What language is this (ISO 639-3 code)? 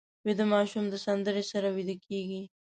pus